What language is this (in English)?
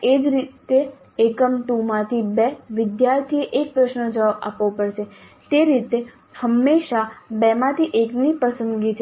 Gujarati